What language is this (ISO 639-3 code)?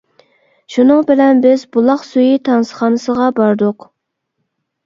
uig